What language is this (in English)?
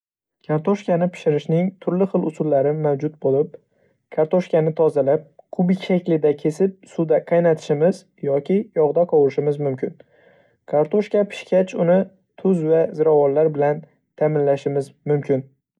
Uzbek